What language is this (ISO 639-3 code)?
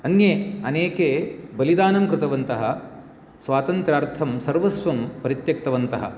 san